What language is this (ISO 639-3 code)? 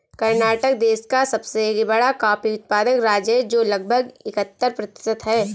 hin